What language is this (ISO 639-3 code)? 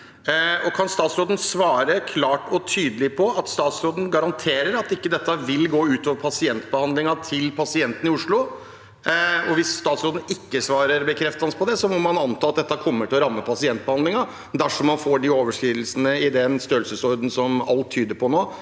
nor